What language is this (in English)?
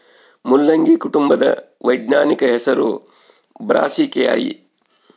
Kannada